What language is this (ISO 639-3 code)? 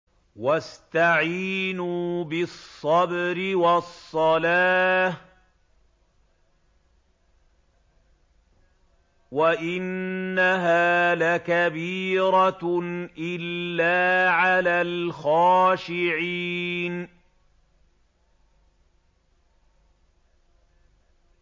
ara